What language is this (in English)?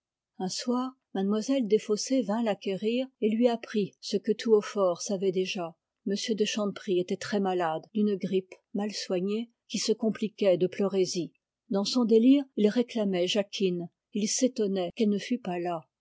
French